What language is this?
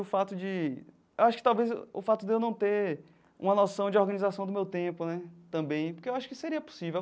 Portuguese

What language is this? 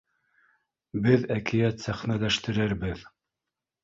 Bashkir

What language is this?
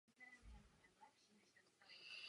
Czech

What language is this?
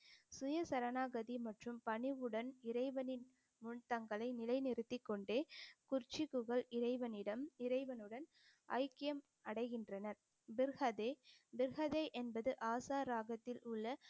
Tamil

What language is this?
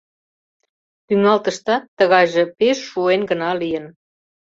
Mari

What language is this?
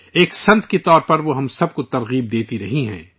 Urdu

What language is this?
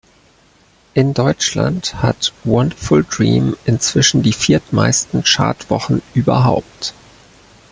German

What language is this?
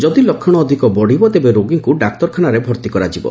Odia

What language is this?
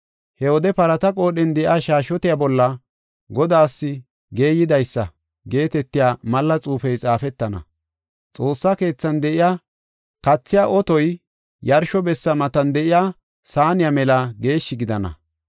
Gofa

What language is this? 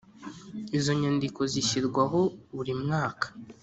Kinyarwanda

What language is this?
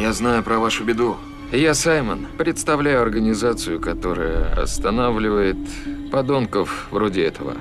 Russian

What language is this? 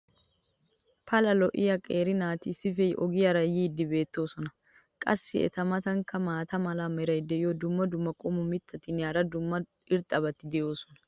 Wolaytta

